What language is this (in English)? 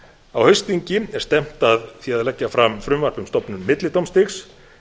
Icelandic